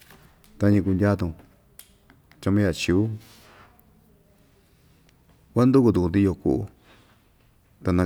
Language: Ixtayutla Mixtec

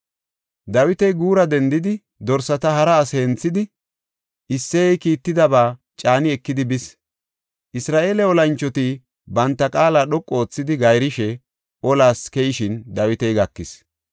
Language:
Gofa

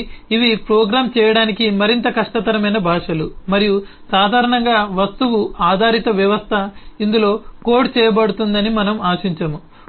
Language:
Telugu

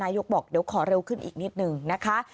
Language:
Thai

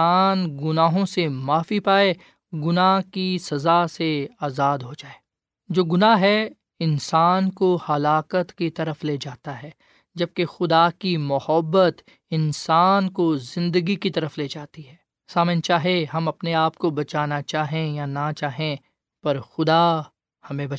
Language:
Urdu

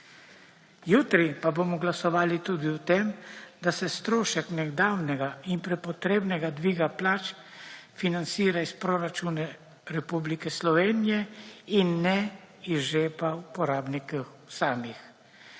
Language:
Slovenian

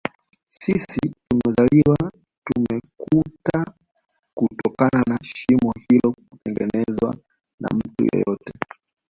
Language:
Swahili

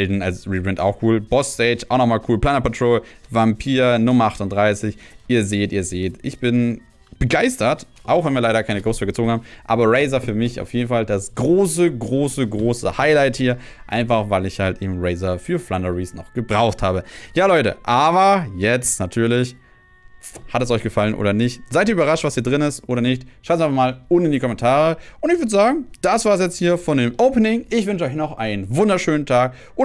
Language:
German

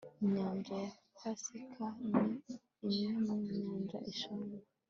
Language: Kinyarwanda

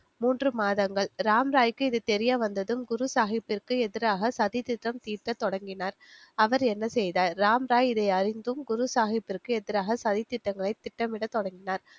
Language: Tamil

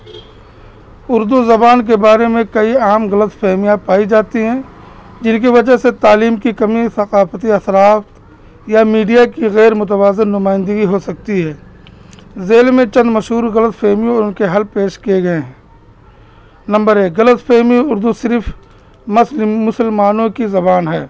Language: Urdu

